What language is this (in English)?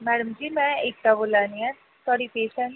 Dogri